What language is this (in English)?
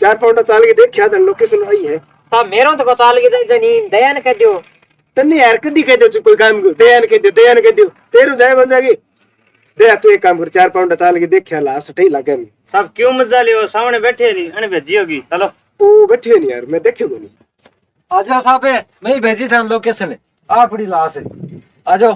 Hindi